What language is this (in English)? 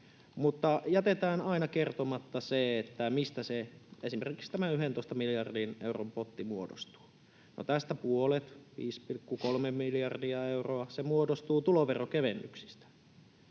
Finnish